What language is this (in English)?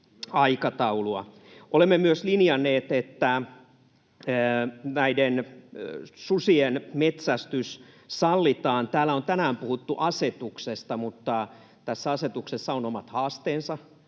Finnish